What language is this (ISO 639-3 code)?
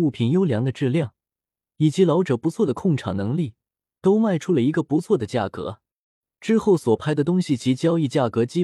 zho